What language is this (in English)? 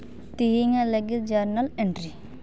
Santali